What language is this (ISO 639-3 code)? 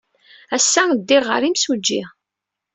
kab